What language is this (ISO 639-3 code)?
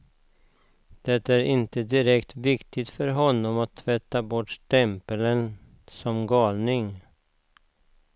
swe